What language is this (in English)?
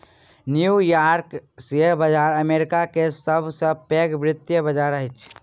Maithili